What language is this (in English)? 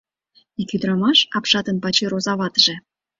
Mari